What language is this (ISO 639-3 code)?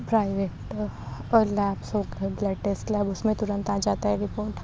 urd